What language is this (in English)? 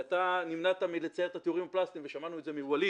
Hebrew